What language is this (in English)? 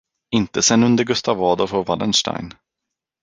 Swedish